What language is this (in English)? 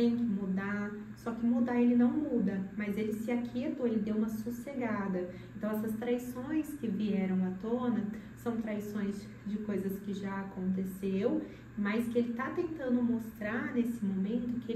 Portuguese